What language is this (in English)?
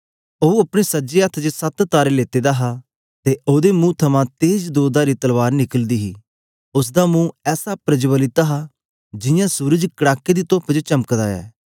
Dogri